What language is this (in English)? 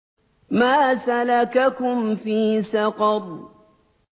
Arabic